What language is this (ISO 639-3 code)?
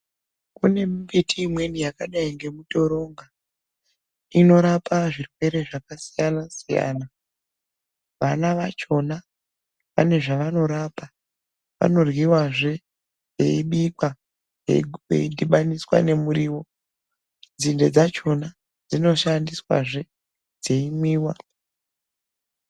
ndc